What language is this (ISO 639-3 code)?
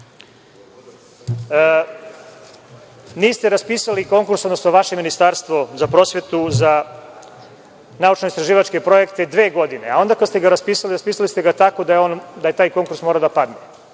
srp